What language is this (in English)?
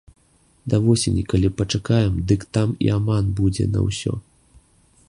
Belarusian